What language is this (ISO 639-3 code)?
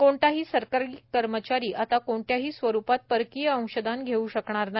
mar